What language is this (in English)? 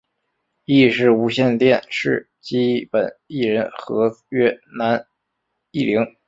Chinese